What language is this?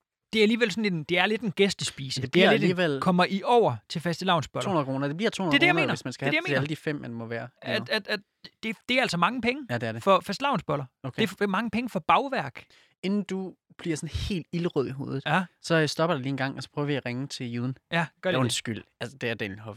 Danish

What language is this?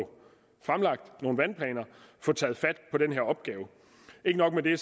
Danish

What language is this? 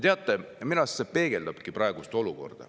Estonian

